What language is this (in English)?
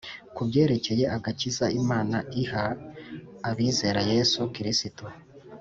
Kinyarwanda